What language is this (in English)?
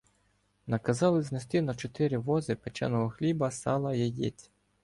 Ukrainian